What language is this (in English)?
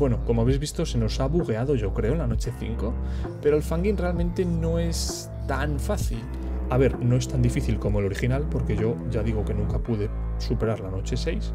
Spanish